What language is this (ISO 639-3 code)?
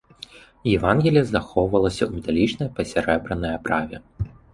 bel